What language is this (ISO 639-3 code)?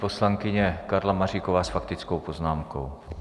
ces